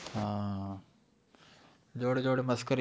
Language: Gujarati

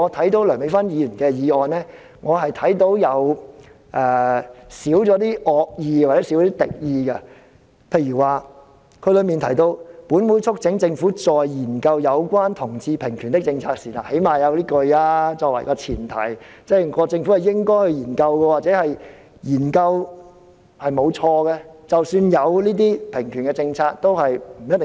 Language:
Cantonese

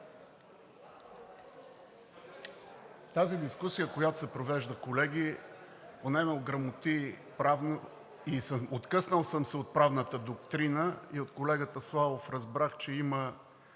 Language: Bulgarian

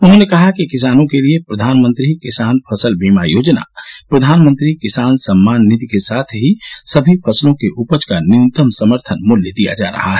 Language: Hindi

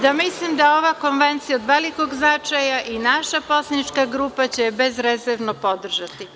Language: Serbian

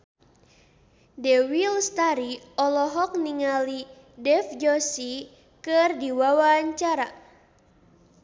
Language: Sundanese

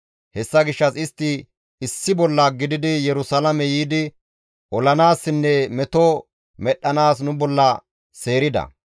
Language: Gamo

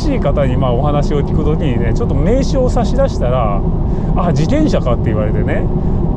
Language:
Japanese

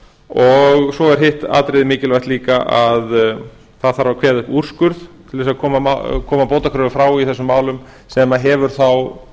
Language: Icelandic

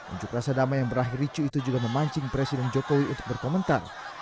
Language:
Indonesian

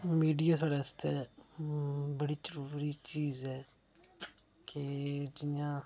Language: Dogri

